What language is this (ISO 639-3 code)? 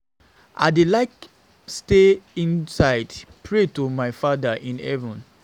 pcm